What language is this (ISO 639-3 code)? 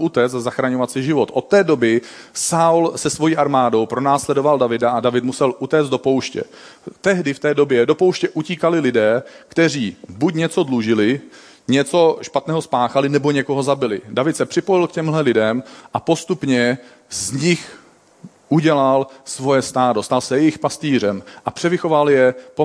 ces